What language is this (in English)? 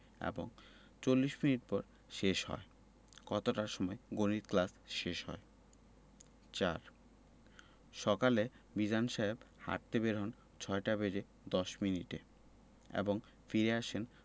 Bangla